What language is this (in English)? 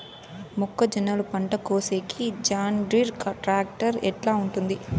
Telugu